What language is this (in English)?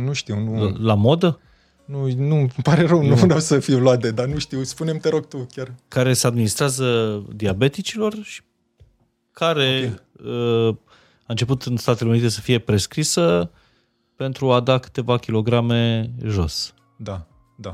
Romanian